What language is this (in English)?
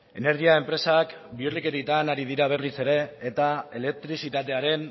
Basque